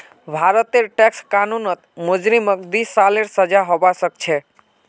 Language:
Magahi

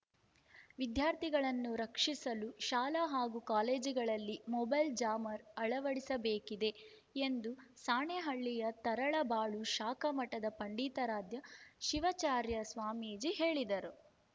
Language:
Kannada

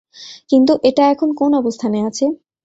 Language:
Bangla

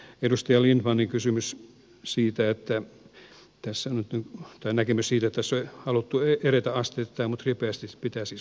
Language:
Finnish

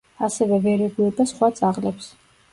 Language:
Georgian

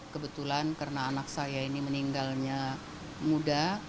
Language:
Indonesian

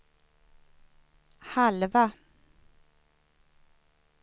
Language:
Swedish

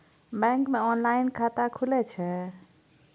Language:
Maithili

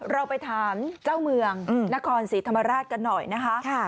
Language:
Thai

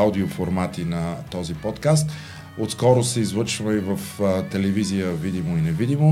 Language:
Bulgarian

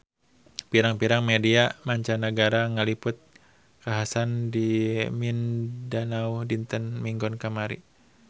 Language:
Sundanese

